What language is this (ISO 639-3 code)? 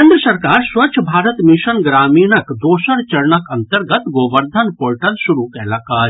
mai